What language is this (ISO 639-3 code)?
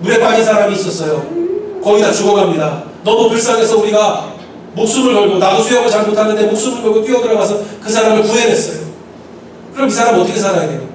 kor